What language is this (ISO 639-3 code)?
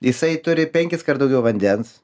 lit